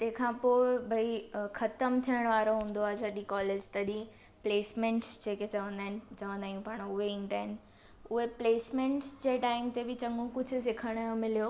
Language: Sindhi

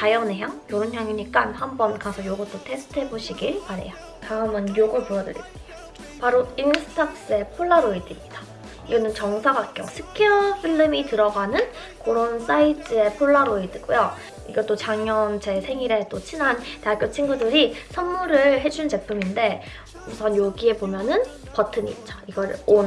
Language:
Korean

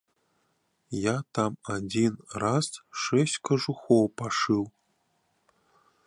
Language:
Belarusian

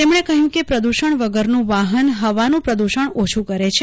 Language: Gujarati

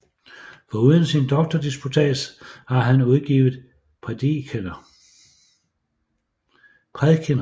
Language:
Danish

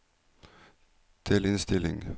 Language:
Norwegian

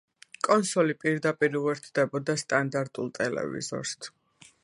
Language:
Georgian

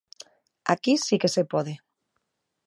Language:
Galician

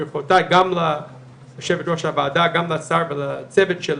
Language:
Hebrew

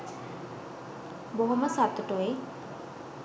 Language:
Sinhala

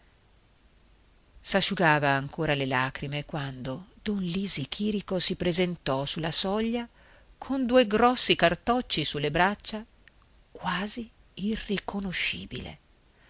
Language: Italian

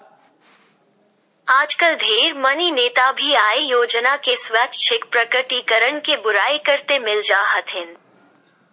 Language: Magahi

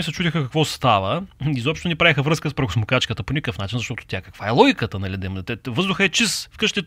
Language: Bulgarian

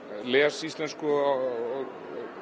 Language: Icelandic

